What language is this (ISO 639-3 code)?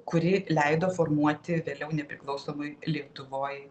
lit